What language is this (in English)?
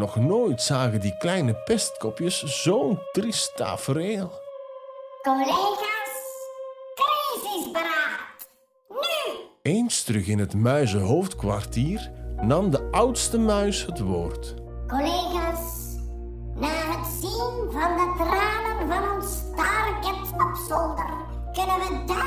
Dutch